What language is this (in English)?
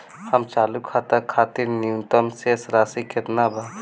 Bhojpuri